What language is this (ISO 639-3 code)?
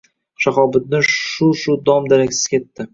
uzb